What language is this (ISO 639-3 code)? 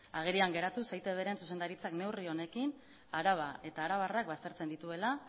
eus